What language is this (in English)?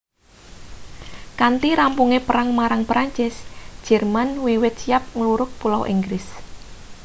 Javanese